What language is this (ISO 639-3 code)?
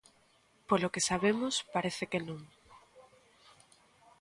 glg